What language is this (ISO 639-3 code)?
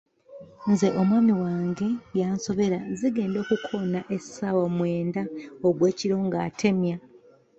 lug